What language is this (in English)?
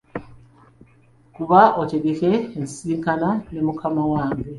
Ganda